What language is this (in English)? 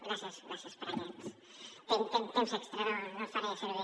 Catalan